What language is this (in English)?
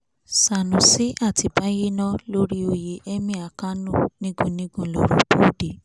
Yoruba